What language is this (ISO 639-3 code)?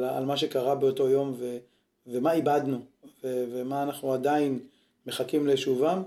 heb